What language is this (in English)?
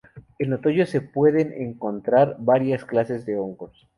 Spanish